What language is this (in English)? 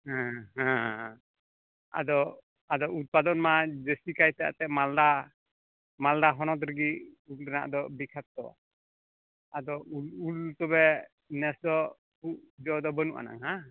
Santali